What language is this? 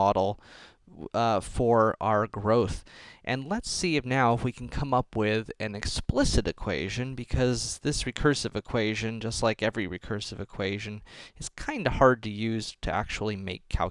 English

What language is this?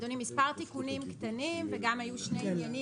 Hebrew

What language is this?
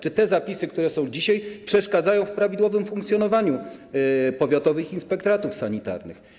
Polish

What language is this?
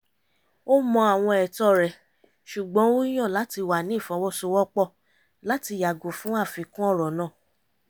Yoruba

